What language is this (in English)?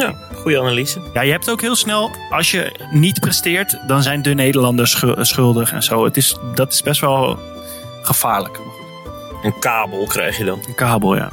Dutch